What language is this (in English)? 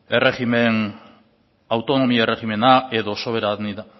Basque